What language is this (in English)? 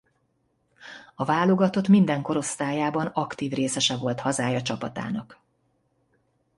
Hungarian